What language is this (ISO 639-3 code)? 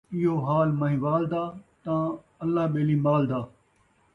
skr